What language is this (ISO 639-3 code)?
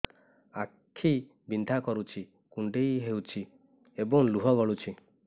ori